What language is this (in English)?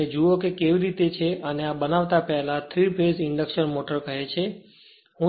Gujarati